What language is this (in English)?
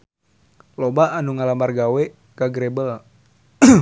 Sundanese